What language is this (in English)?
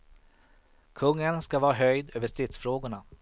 Swedish